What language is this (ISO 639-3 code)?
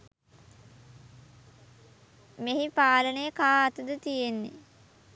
sin